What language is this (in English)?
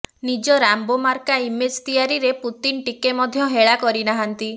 Odia